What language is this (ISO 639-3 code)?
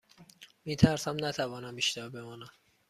fas